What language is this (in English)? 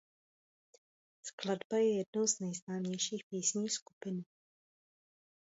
Czech